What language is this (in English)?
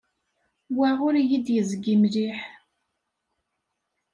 Kabyle